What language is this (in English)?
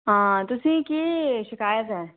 Dogri